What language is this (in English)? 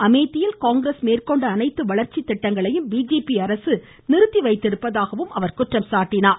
Tamil